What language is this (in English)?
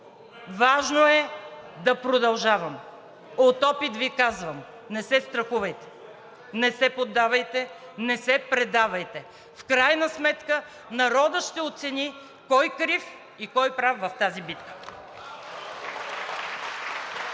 Bulgarian